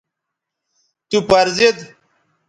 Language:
Bateri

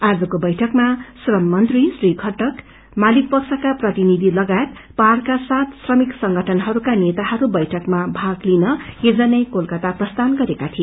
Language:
Nepali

